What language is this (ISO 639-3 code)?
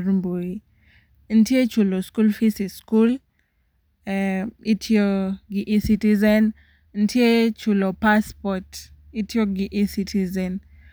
luo